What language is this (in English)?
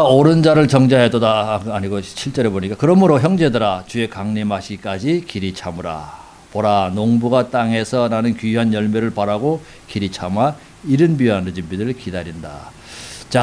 Korean